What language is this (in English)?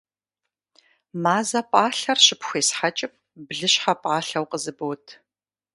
Kabardian